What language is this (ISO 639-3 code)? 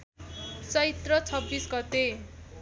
nep